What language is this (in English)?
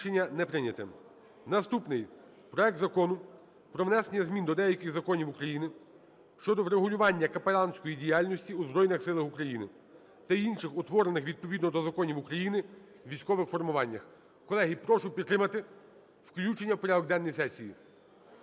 Ukrainian